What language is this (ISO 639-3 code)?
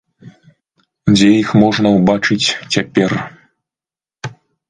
bel